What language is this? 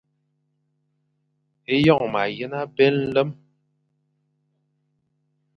Fang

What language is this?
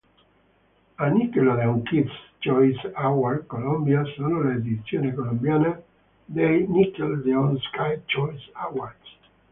Italian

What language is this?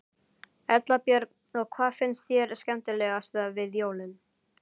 Icelandic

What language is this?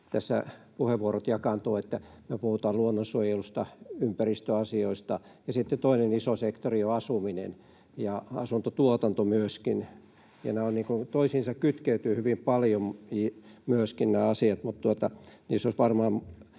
Finnish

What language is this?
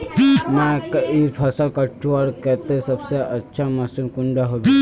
Magahi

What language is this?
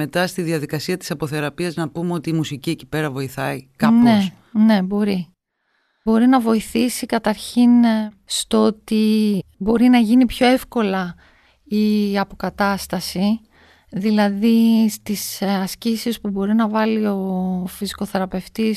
Greek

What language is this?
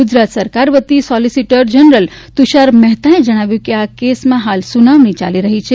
Gujarati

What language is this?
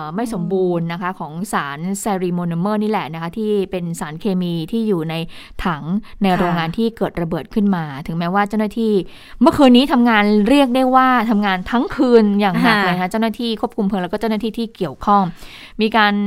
Thai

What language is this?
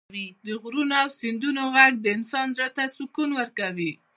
Pashto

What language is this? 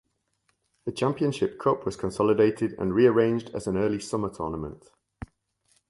English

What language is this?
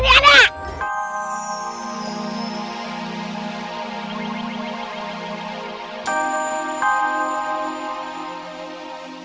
Indonesian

